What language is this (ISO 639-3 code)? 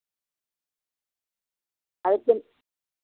doi